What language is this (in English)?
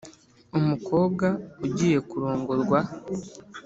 Kinyarwanda